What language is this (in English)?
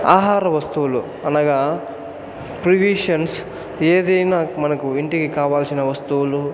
Telugu